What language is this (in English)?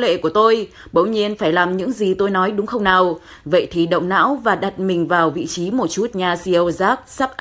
Vietnamese